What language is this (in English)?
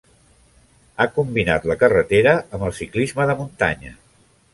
Catalan